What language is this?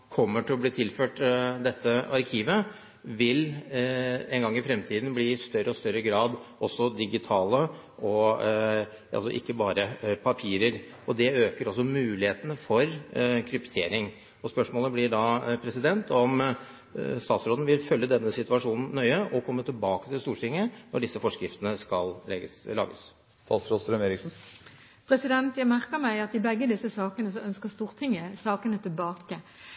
Norwegian Bokmål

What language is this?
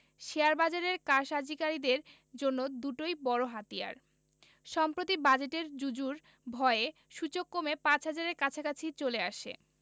Bangla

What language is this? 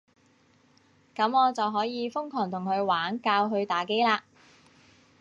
Cantonese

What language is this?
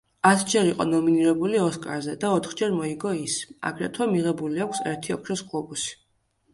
Georgian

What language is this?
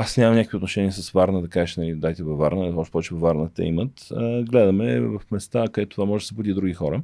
Bulgarian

